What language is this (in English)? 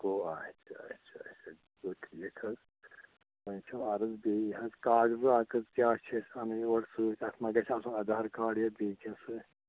Kashmiri